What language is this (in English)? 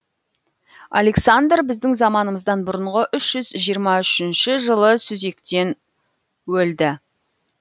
Kazakh